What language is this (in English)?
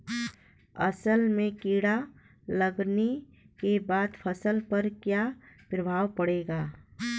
Bhojpuri